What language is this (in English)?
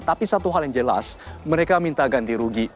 Indonesian